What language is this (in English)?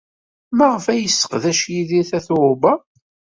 Kabyle